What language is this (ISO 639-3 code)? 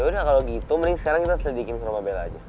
ind